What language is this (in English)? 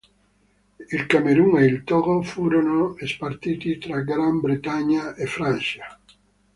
Italian